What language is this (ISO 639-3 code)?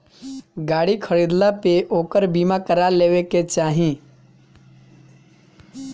bho